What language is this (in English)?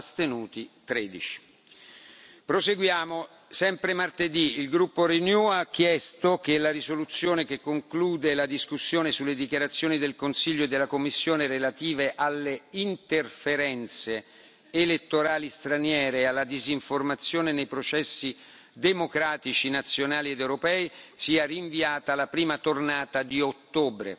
Italian